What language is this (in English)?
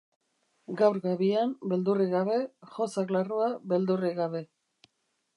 Basque